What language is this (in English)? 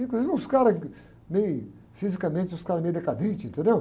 Portuguese